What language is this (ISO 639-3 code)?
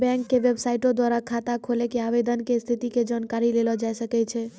mai